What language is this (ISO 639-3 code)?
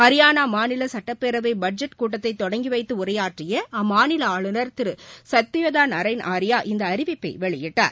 tam